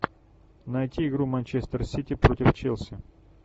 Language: Russian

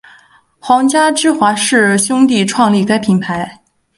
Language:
Chinese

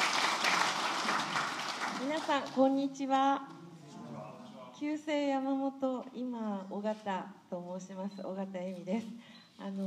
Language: Japanese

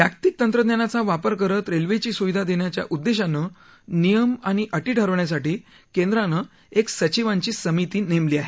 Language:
Marathi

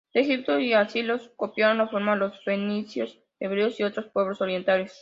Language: Spanish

